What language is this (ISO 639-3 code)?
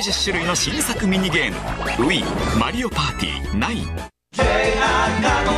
jpn